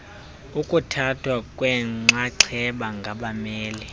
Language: Xhosa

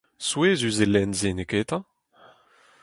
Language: Breton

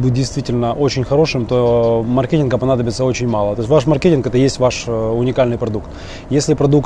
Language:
Russian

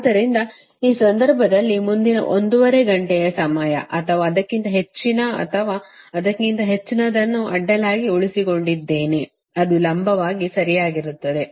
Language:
Kannada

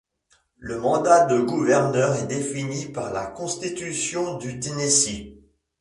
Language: French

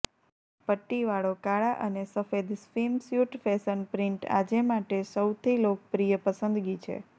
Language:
Gujarati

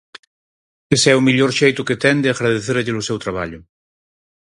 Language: Galician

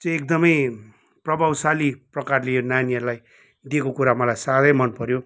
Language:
Nepali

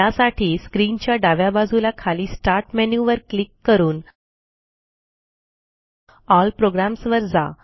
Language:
Marathi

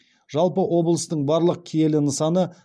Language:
Kazakh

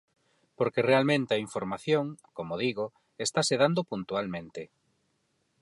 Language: Galician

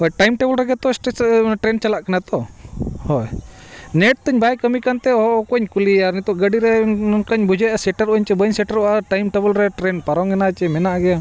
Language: Santali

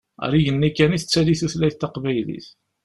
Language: Kabyle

